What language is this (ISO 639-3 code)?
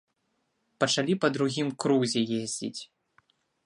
bel